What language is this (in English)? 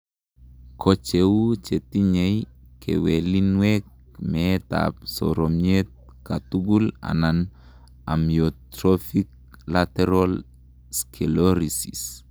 Kalenjin